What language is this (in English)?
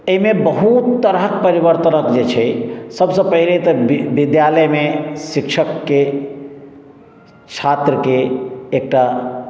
Maithili